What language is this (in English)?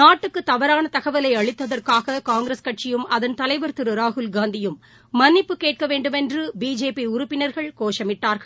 Tamil